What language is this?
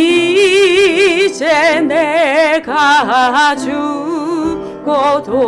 Korean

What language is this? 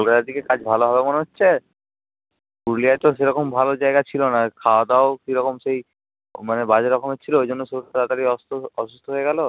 Bangla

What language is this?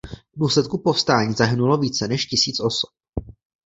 Czech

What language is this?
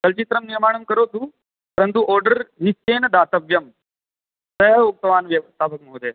Sanskrit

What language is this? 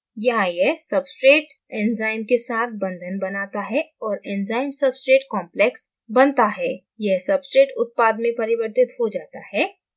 Hindi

